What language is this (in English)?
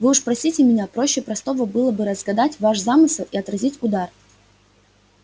Russian